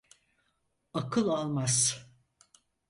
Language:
Turkish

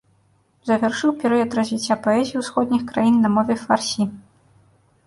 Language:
Belarusian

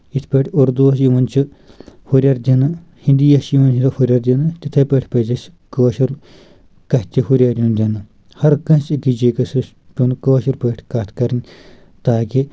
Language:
Kashmiri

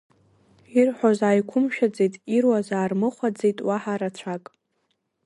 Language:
Abkhazian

